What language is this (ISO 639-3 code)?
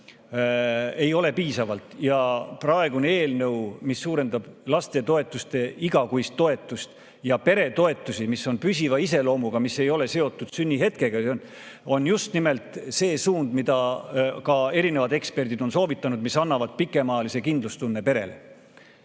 est